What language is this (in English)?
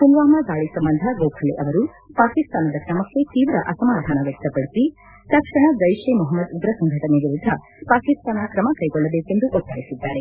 Kannada